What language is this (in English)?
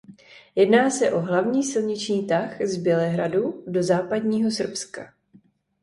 Czech